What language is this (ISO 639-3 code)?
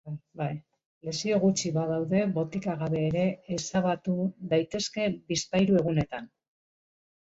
eus